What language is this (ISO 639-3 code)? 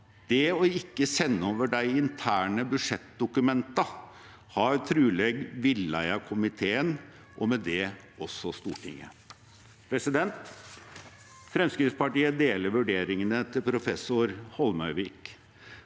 nor